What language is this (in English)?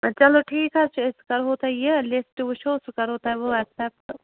Kashmiri